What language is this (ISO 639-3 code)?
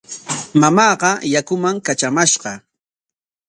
qwa